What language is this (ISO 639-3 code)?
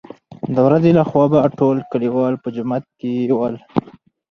pus